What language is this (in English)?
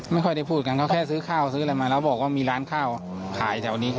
Thai